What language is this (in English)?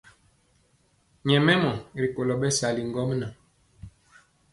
Mpiemo